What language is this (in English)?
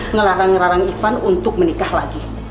Indonesian